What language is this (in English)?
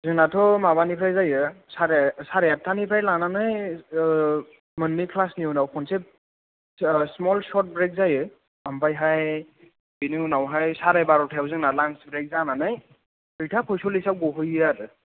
Bodo